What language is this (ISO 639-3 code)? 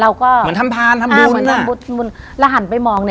tha